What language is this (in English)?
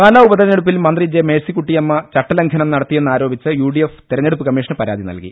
Malayalam